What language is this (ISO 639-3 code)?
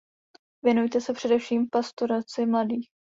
ces